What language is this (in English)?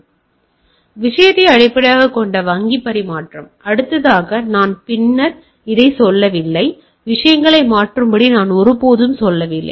Tamil